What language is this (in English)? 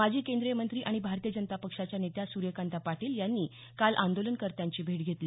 Marathi